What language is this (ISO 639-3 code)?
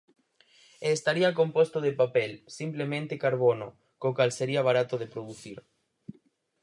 glg